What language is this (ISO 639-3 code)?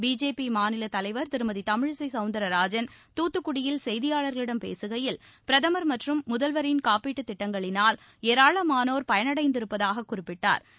tam